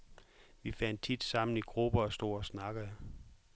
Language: Danish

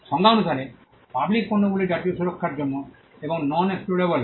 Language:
Bangla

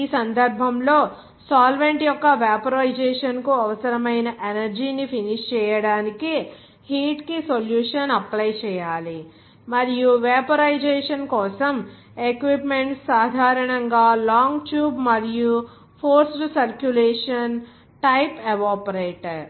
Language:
Telugu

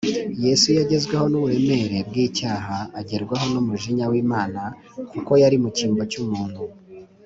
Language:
Kinyarwanda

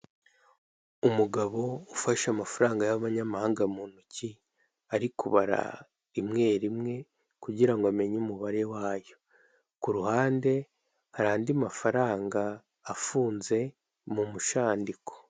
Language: Kinyarwanda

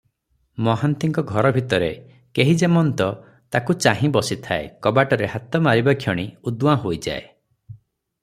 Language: Odia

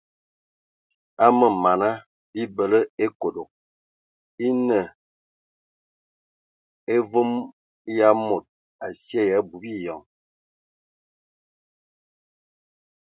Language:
Ewondo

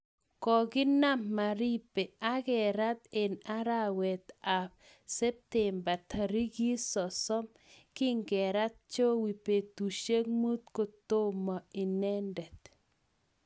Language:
Kalenjin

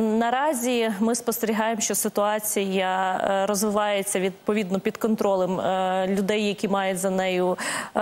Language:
Ukrainian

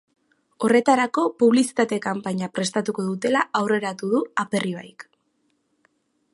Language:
Basque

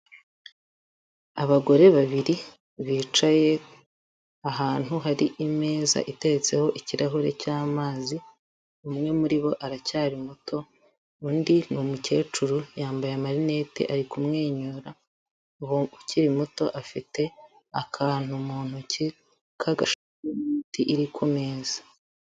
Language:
Kinyarwanda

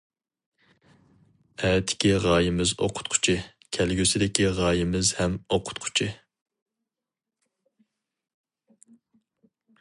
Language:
Uyghur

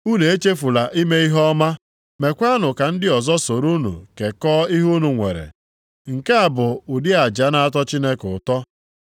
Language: Igbo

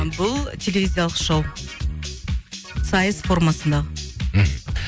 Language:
Kazakh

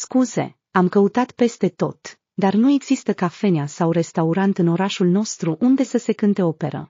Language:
Romanian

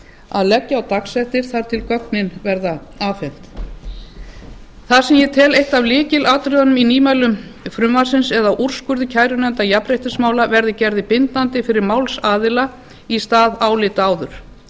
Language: Icelandic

